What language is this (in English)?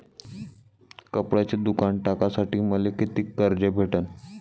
Marathi